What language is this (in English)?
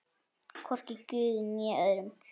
Icelandic